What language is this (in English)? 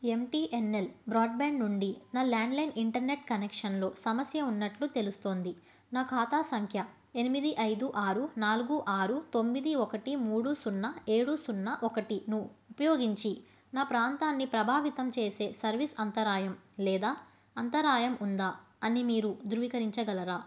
Telugu